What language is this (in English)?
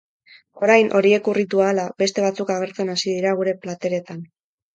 Basque